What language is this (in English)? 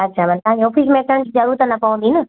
Sindhi